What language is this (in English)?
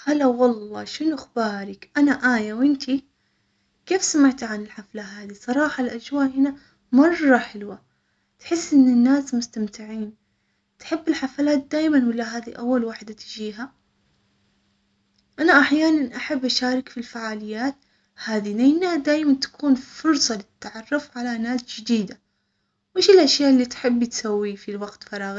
Omani Arabic